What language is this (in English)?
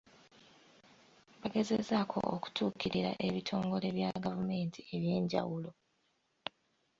Ganda